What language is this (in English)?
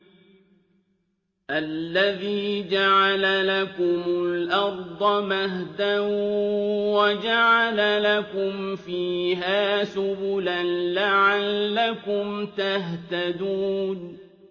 Arabic